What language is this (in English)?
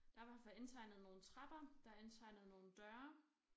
Danish